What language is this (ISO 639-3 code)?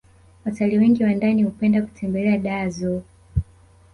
swa